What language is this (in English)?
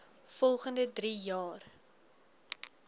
Afrikaans